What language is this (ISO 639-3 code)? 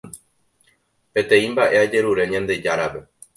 grn